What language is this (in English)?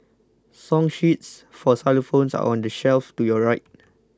English